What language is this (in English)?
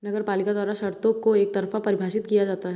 Hindi